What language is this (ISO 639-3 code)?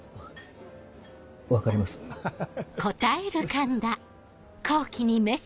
jpn